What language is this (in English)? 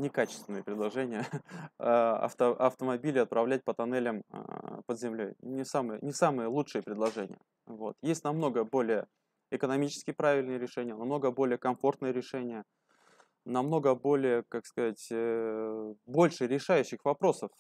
Russian